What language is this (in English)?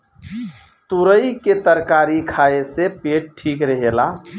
Bhojpuri